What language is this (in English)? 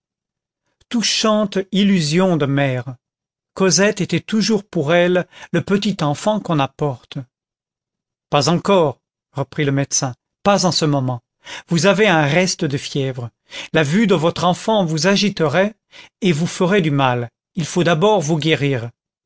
French